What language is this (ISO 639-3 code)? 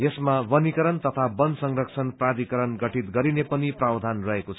nep